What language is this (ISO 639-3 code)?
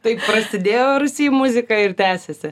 lit